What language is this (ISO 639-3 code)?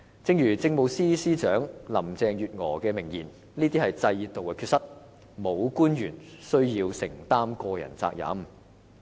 yue